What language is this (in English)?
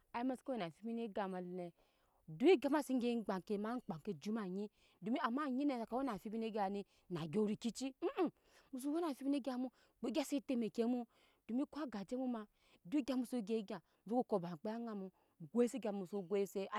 Nyankpa